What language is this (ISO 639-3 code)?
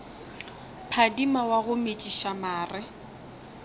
nso